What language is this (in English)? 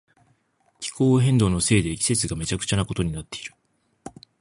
Japanese